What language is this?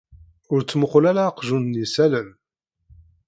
Kabyle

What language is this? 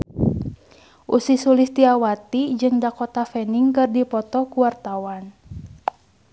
Sundanese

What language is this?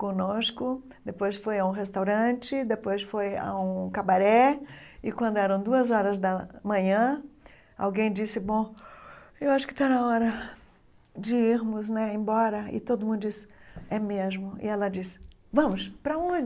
Portuguese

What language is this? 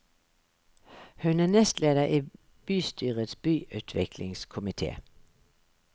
Norwegian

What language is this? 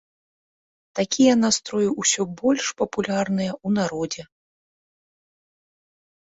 Belarusian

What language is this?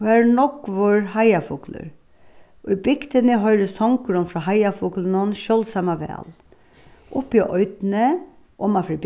Faroese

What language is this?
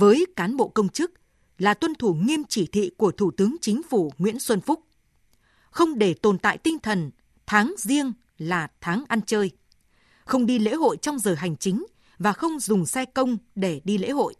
Vietnamese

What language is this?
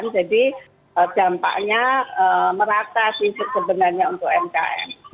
Indonesian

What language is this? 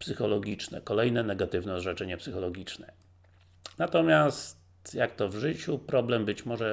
Polish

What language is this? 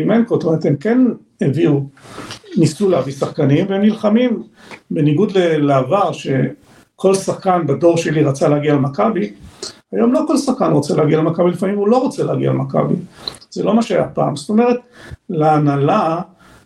Hebrew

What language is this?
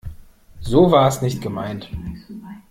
German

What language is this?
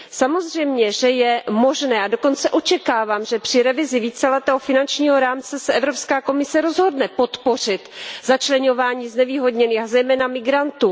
Czech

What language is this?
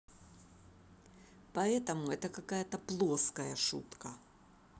Russian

